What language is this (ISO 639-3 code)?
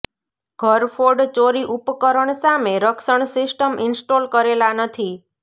guj